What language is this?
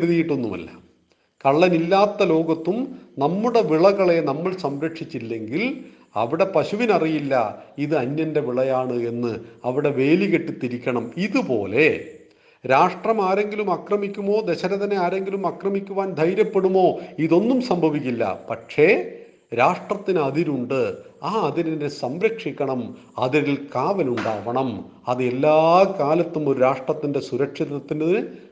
Malayalam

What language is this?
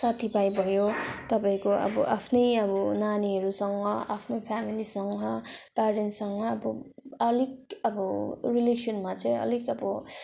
Nepali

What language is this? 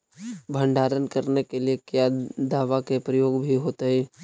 Magahi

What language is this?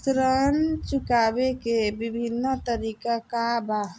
Bhojpuri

